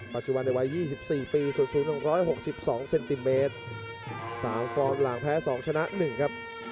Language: Thai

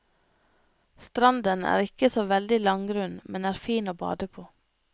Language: Norwegian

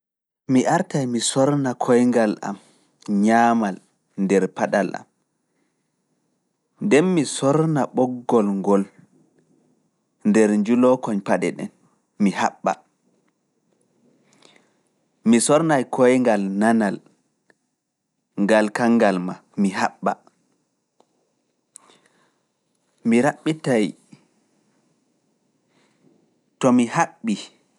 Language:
Fula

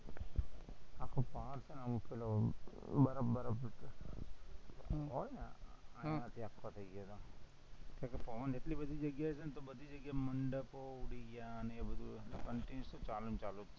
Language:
Gujarati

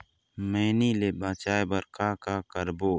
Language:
Chhattisgarhi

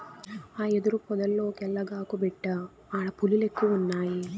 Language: Telugu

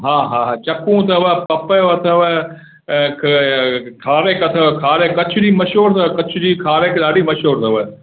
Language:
Sindhi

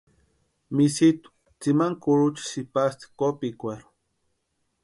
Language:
Western Highland Purepecha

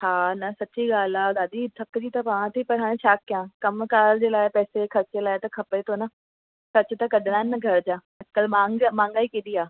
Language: Sindhi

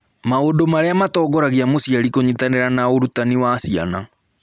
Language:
Kikuyu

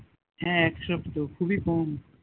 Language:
Bangla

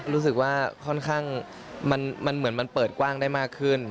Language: Thai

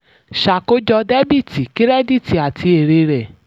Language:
Yoruba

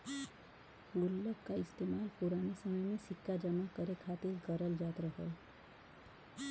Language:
Bhojpuri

